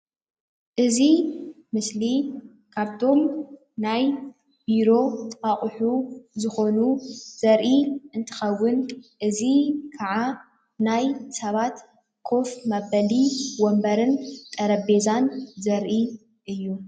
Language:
Tigrinya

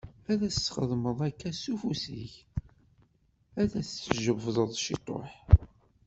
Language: Kabyle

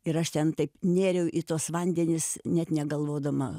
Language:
Lithuanian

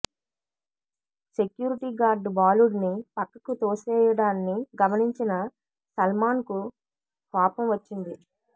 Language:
Telugu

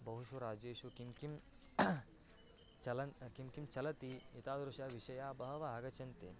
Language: Sanskrit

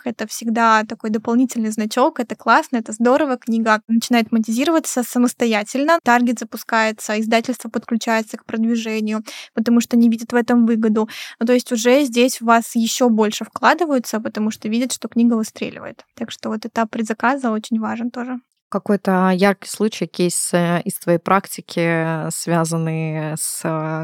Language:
Russian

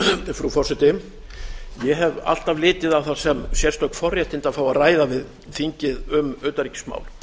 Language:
Icelandic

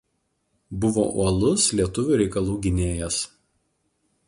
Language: Lithuanian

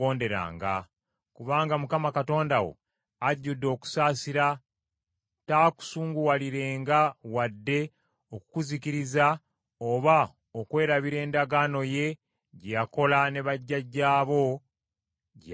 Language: Ganda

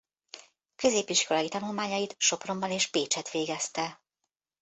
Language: Hungarian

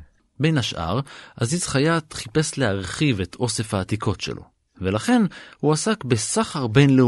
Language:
Hebrew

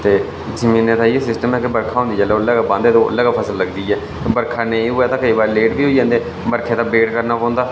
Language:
Dogri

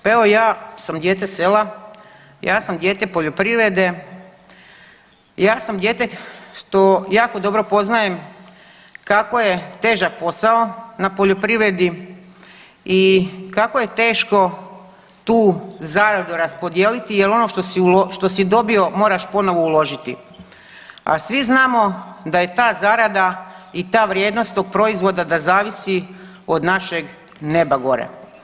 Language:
Croatian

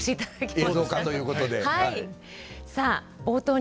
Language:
Japanese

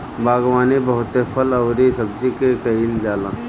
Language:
Bhojpuri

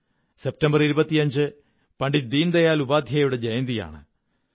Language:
Malayalam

